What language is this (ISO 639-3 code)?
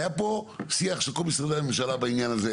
heb